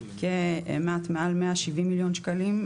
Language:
Hebrew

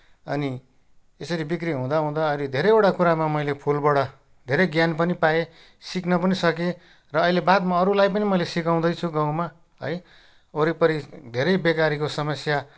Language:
Nepali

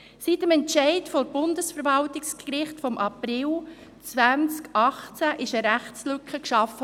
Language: Swiss German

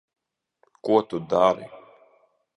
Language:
Latvian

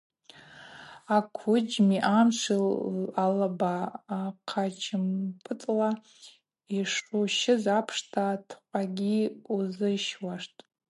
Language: Abaza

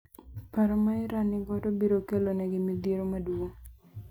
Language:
Luo (Kenya and Tanzania)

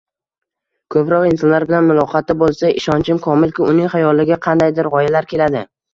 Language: Uzbek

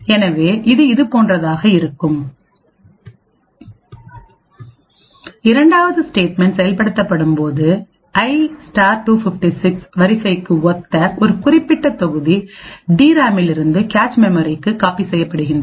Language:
Tamil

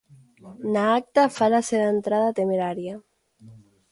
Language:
Galician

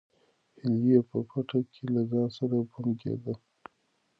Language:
Pashto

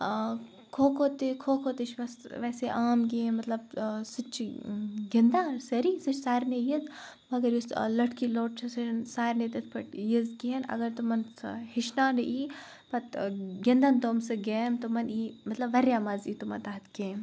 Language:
Kashmiri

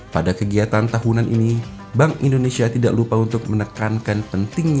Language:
Indonesian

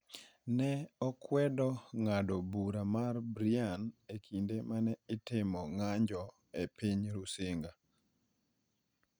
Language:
Luo (Kenya and Tanzania)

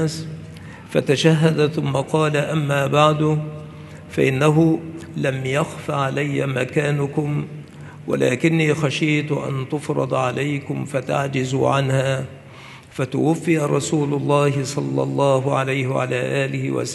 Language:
Arabic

